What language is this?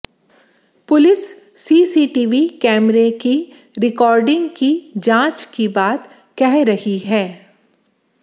Hindi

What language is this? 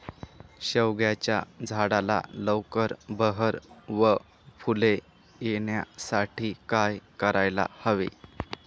Marathi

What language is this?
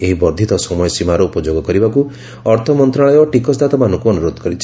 Odia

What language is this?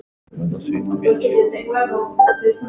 Icelandic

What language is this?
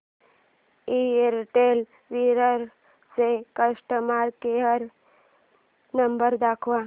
Marathi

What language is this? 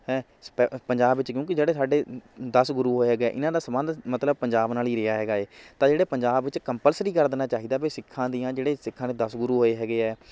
Punjabi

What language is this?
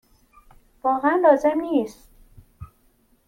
Persian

